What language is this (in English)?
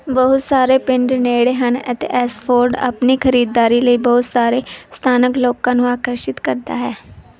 Punjabi